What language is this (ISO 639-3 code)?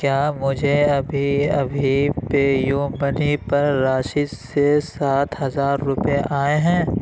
urd